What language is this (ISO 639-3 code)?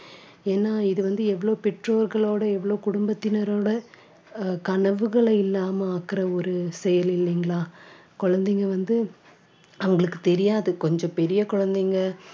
tam